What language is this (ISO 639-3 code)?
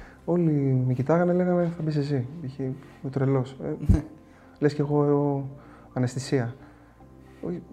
ell